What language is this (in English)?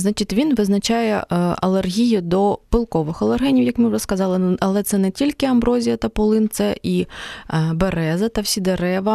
Ukrainian